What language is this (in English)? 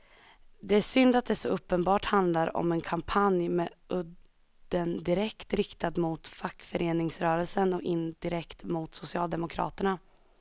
Swedish